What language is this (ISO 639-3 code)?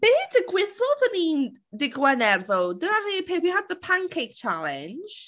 cym